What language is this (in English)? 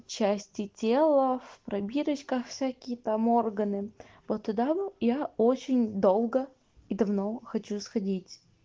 Russian